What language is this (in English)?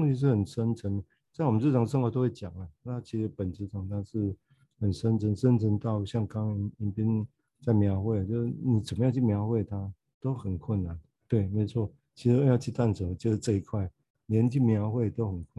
Chinese